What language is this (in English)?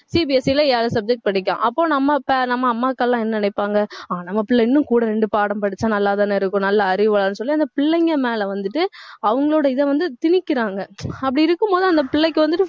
Tamil